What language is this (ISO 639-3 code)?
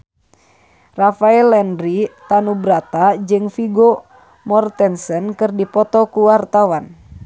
sun